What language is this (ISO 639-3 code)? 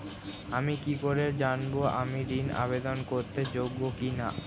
ben